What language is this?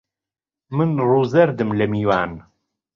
Central Kurdish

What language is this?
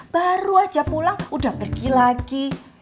Indonesian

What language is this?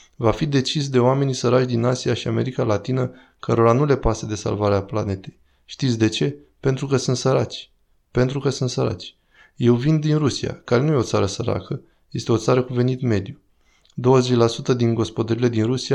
Romanian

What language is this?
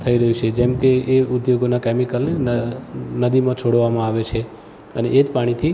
Gujarati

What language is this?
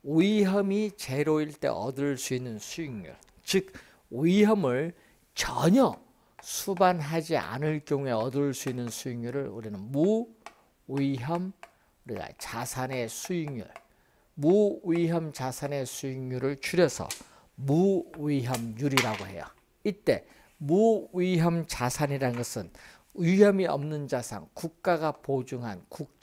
Korean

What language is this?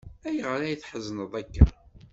Kabyle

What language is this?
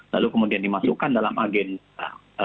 Indonesian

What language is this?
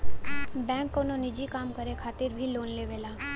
Bhojpuri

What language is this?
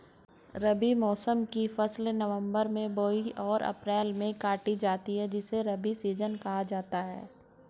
Hindi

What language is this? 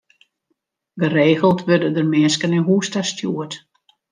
Western Frisian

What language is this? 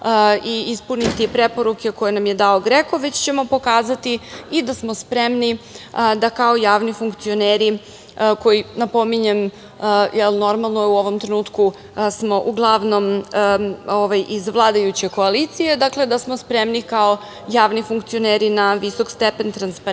Serbian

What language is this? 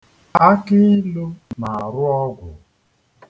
Igbo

